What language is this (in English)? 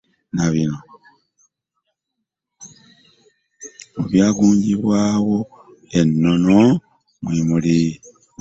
Ganda